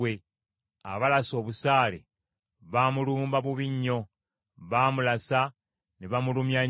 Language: Ganda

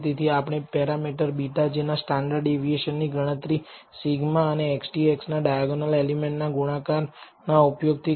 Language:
Gujarati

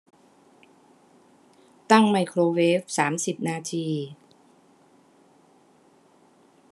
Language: Thai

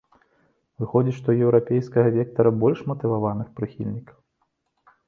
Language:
Belarusian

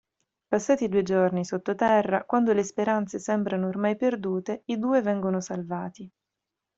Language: Italian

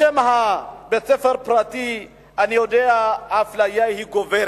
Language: Hebrew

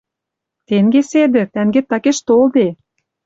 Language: Western Mari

